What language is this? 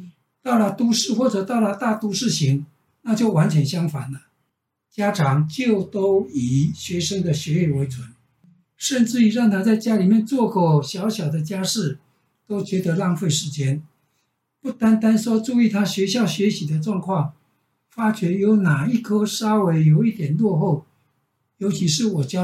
Chinese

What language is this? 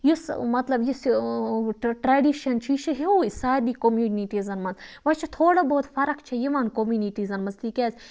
Kashmiri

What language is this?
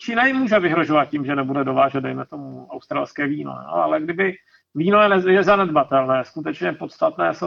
Czech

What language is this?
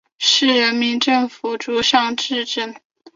Chinese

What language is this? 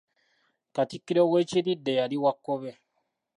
Ganda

